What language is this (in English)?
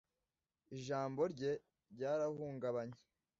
Kinyarwanda